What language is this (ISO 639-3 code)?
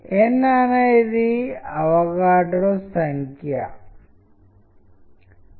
tel